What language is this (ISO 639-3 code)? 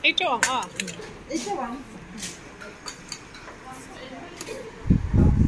fil